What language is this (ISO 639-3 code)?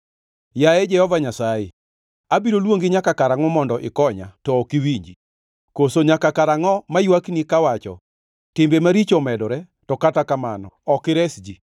luo